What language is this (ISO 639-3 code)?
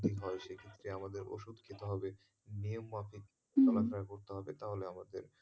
ben